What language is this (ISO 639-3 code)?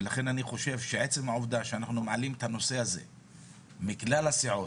heb